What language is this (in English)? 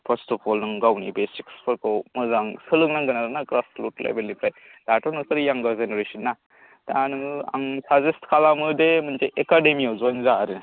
Bodo